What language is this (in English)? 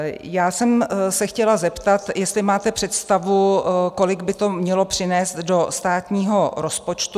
Czech